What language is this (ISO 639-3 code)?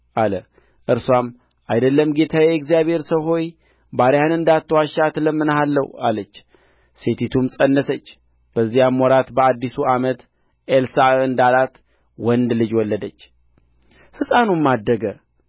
amh